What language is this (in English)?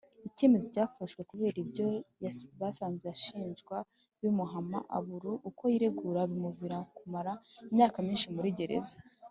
Kinyarwanda